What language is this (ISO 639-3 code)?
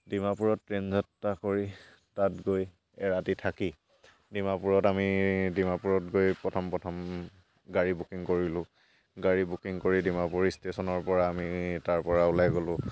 asm